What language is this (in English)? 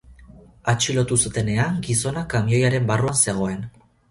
Basque